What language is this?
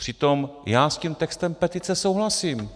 Czech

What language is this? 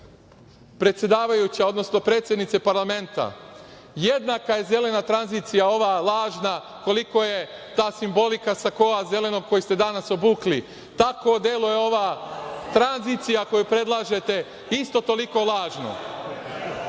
Serbian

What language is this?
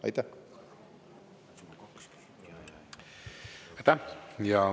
Estonian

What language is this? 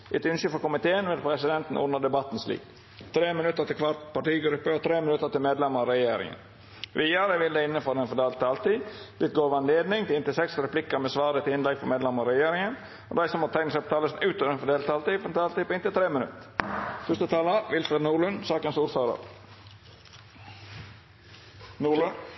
Norwegian Nynorsk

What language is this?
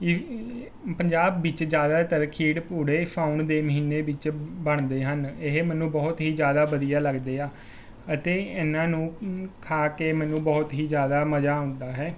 Punjabi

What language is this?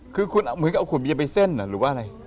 Thai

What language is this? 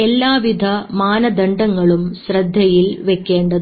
Malayalam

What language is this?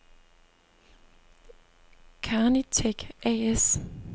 Danish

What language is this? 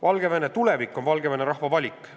Estonian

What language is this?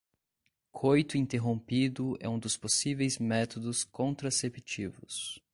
Portuguese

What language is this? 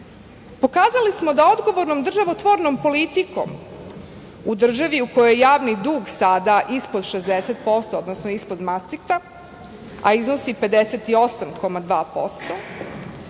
Serbian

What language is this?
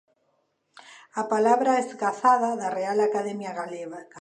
Galician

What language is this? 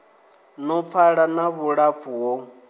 Venda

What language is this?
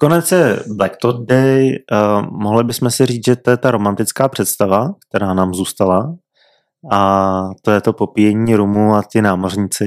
Czech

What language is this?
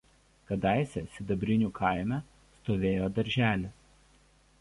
Lithuanian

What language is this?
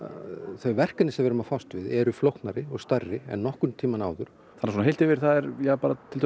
Icelandic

